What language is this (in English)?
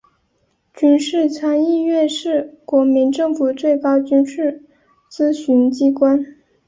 Chinese